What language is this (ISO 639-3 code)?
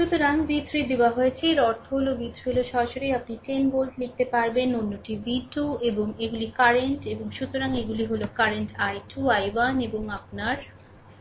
ben